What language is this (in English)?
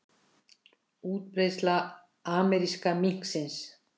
Icelandic